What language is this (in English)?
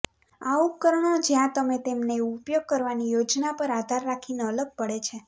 Gujarati